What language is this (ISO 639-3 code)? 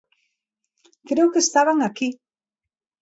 glg